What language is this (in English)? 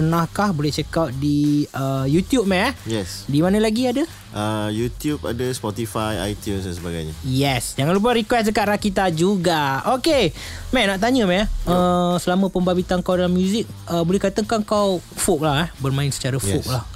Malay